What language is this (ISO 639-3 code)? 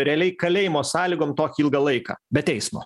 lit